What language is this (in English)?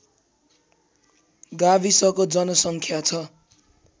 Nepali